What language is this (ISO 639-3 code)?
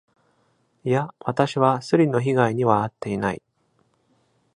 jpn